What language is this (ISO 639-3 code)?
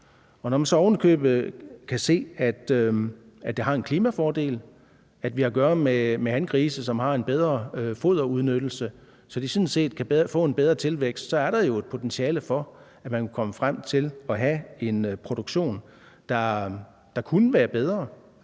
dan